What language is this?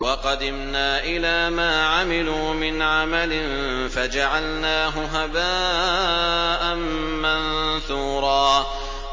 Arabic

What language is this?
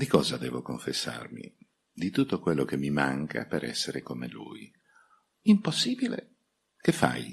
Italian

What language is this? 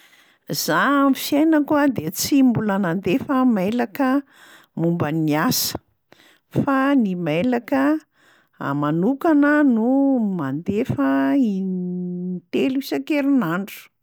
Malagasy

